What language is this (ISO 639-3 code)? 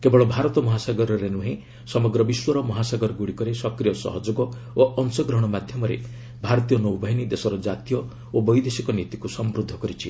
ori